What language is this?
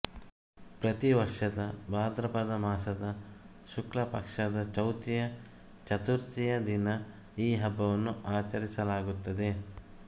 Kannada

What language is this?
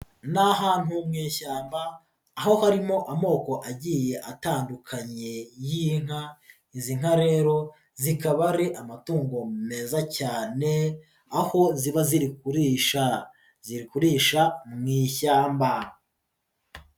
Kinyarwanda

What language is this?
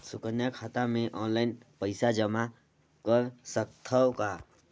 Chhattisgarhi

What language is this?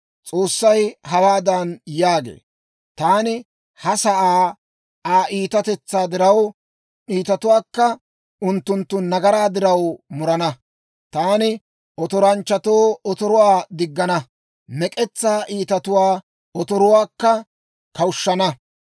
Dawro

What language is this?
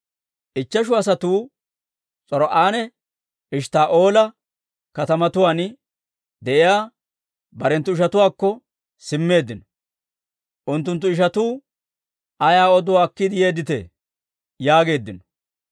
Dawro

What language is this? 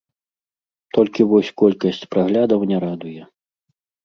Belarusian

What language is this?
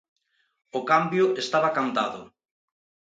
Galician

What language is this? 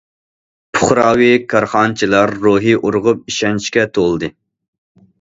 Uyghur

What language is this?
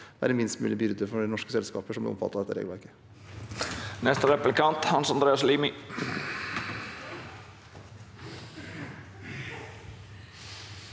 Norwegian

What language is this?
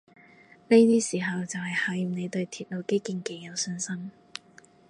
Cantonese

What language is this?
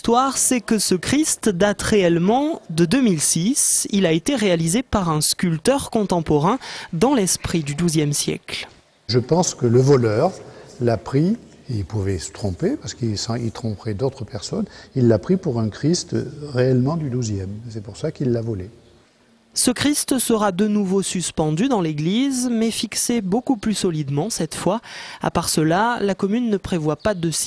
French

